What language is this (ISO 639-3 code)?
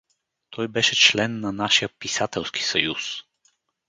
bul